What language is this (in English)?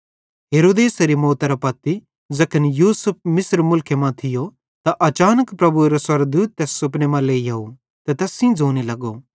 Bhadrawahi